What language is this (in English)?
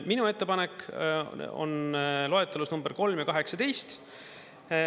Estonian